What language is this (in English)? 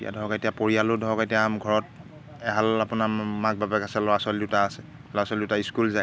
Assamese